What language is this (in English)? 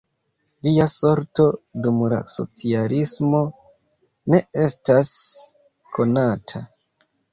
Esperanto